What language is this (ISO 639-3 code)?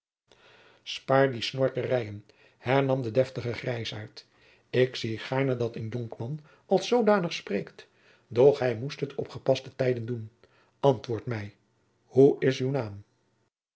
nld